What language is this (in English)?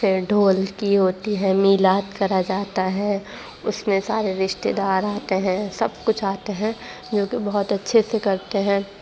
Urdu